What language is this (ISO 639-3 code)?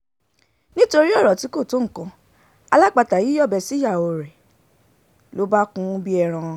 yor